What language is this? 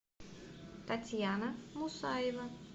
Russian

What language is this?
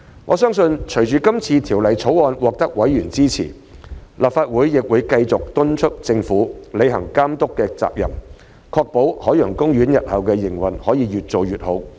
Cantonese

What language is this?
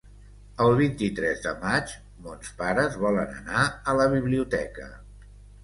Catalan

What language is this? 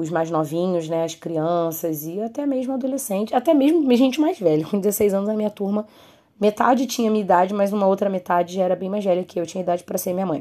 Portuguese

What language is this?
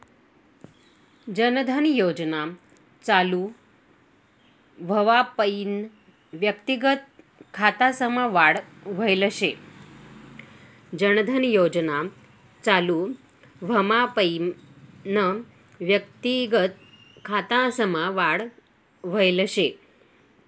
Marathi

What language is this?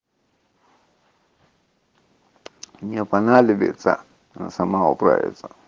Russian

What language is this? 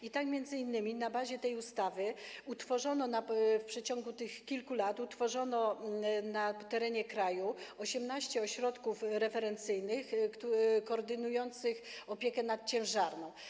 Polish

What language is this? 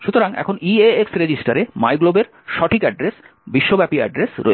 Bangla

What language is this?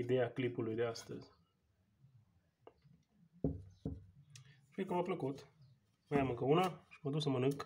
Romanian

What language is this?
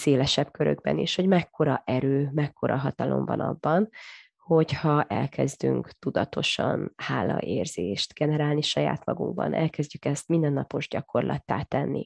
Hungarian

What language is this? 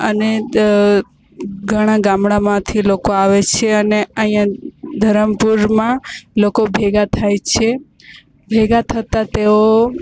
Gujarati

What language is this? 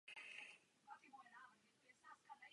Czech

